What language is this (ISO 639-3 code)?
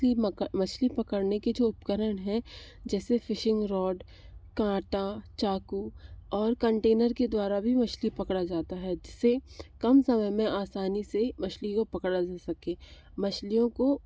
hin